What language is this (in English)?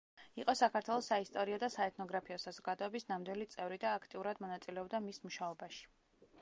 Georgian